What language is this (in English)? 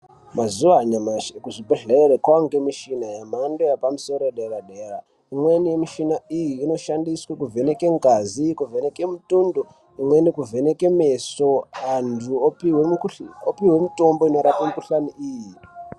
Ndau